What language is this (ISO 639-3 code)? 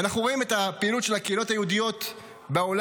heb